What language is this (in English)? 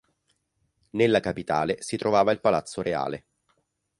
Italian